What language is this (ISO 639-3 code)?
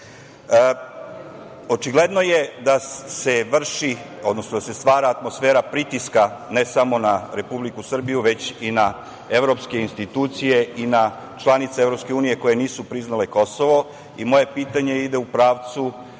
srp